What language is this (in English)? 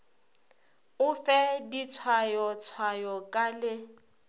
Northern Sotho